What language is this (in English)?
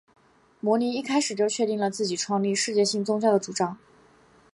Chinese